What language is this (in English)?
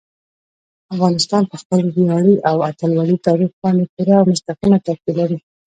Pashto